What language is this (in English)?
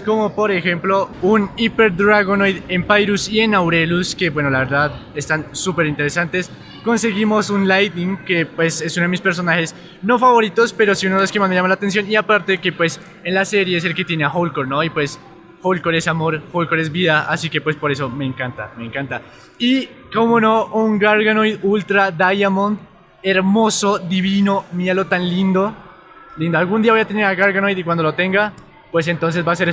Spanish